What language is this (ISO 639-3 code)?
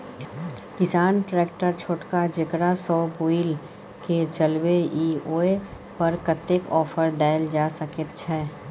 mai